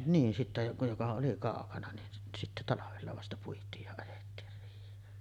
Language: Finnish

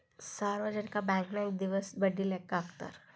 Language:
Kannada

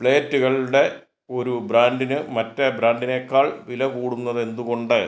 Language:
Malayalam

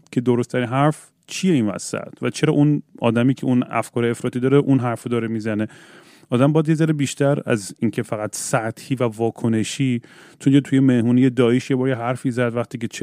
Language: Persian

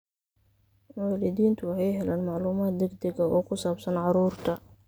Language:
Somali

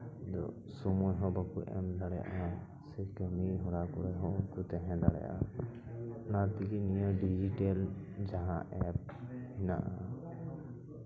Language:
Santali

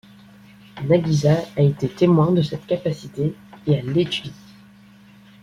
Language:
French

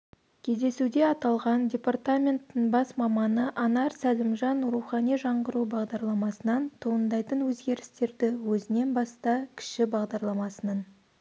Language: Kazakh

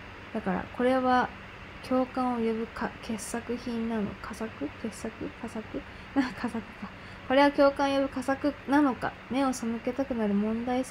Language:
Japanese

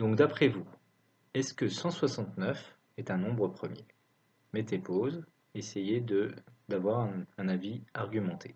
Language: French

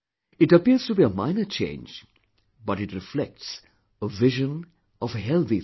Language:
English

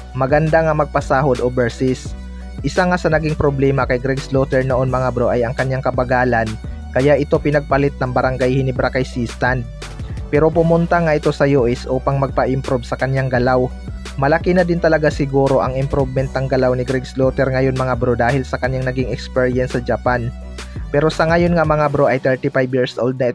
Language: Filipino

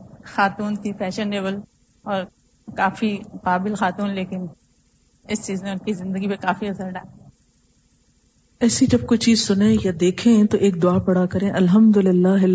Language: Urdu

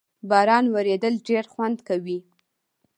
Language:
Pashto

